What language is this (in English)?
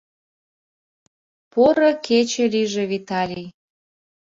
Mari